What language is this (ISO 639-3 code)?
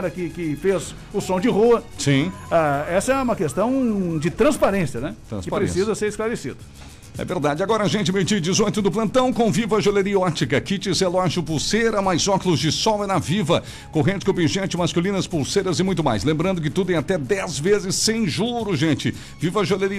por